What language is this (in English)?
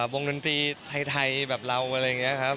Thai